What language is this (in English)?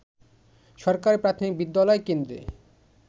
Bangla